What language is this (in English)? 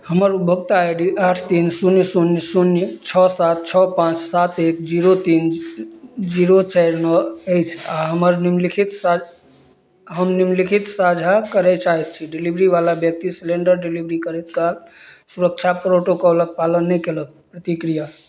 Maithili